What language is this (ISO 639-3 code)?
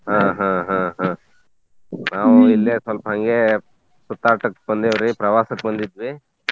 kan